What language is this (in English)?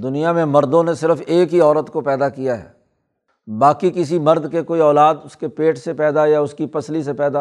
Urdu